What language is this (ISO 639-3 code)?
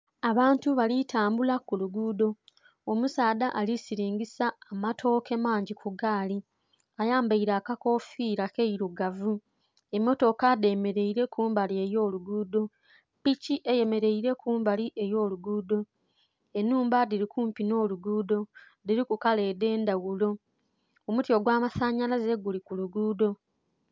xog